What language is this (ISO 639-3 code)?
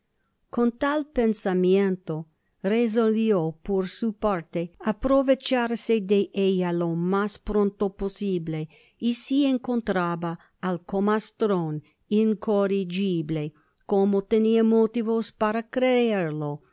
spa